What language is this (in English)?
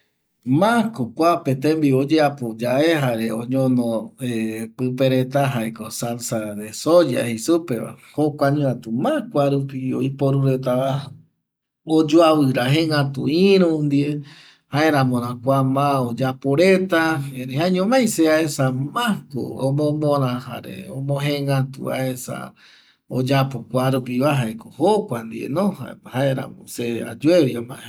Eastern Bolivian Guaraní